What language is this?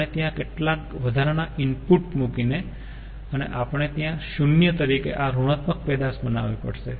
Gujarati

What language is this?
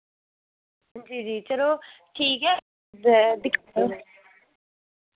Dogri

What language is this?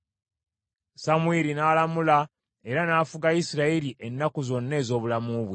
Ganda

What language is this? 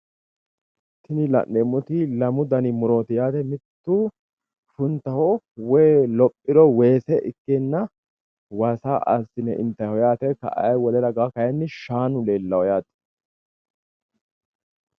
Sidamo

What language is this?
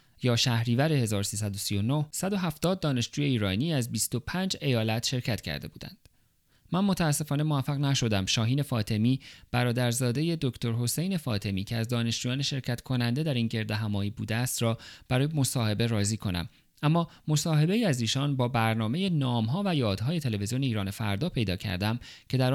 Persian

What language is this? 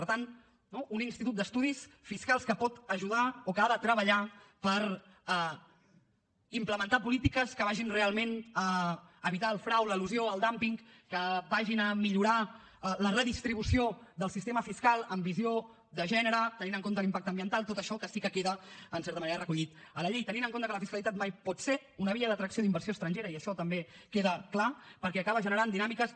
Catalan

